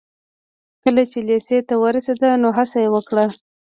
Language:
Pashto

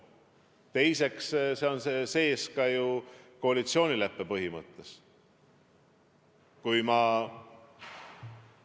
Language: Estonian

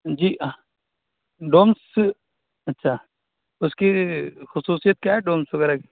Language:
Urdu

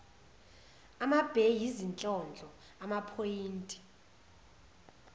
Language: Zulu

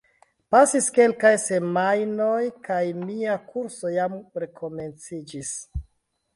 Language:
Esperanto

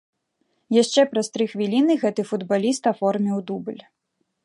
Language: Belarusian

